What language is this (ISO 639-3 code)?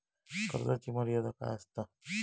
mar